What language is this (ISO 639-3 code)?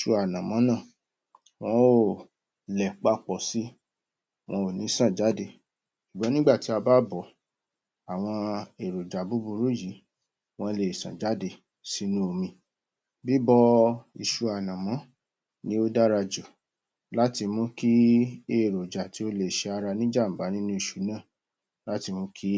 yor